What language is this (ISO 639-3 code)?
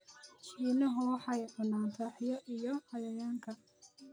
som